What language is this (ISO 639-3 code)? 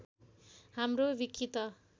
nep